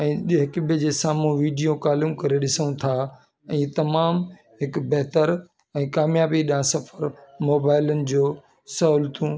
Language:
Sindhi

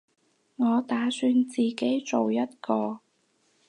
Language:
Cantonese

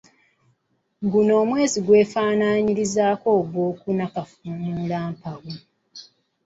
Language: Ganda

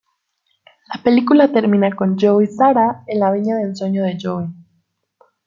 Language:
Spanish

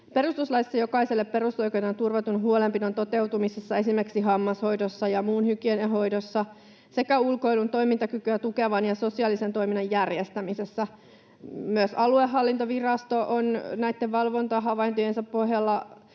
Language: Finnish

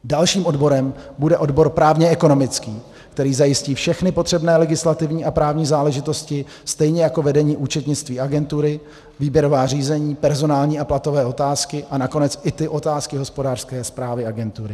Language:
Czech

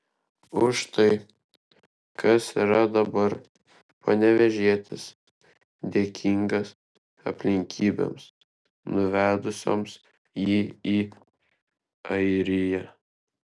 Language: Lithuanian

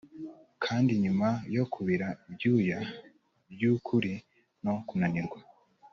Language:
Kinyarwanda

